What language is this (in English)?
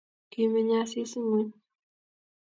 Kalenjin